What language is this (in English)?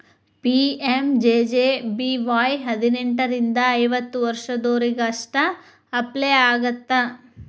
Kannada